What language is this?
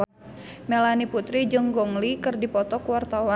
Sundanese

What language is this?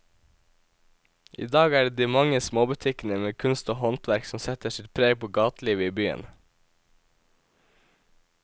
Norwegian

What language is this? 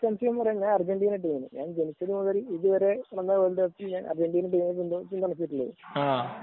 Malayalam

